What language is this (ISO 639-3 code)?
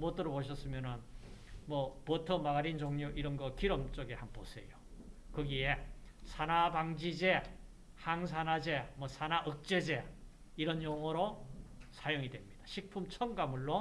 kor